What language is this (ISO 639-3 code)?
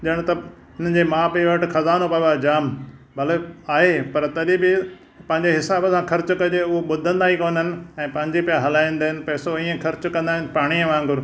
snd